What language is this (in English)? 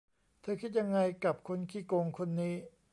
Thai